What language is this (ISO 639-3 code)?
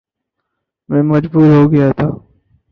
urd